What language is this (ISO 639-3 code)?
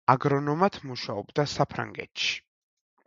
kat